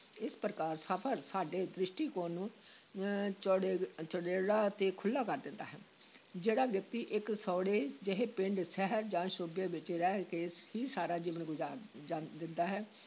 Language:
Punjabi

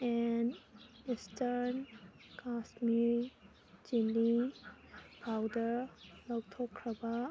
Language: Manipuri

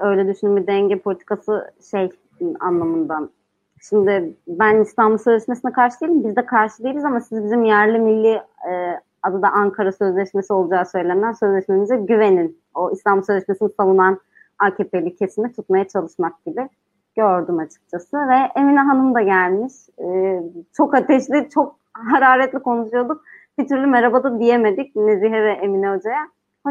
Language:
Turkish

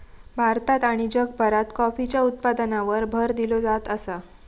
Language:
Marathi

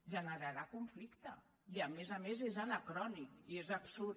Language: Catalan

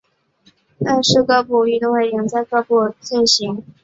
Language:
Chinese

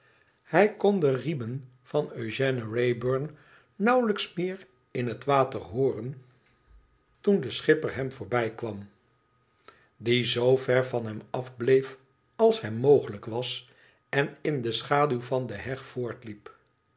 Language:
Dutch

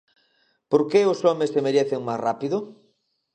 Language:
Galician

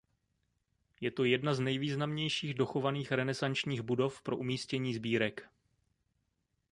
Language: Czech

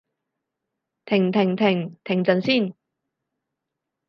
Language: Cantonese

